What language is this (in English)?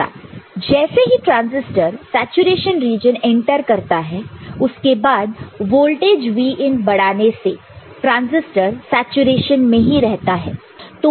Hindi